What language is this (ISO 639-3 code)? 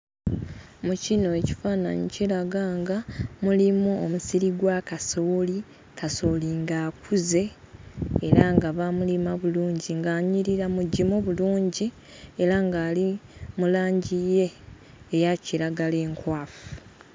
lug